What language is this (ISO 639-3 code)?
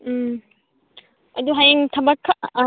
mni